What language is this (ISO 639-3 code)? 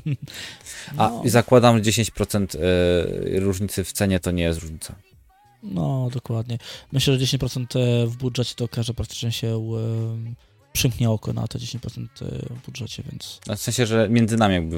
pol